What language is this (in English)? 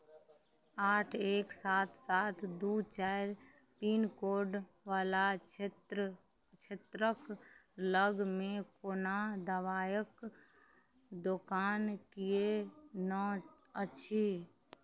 Maithili